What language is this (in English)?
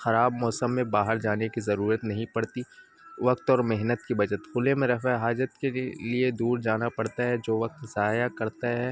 Urdu